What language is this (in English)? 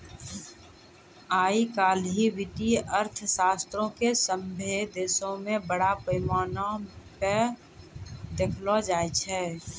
Maithili